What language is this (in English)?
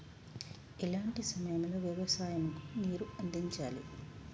Telugu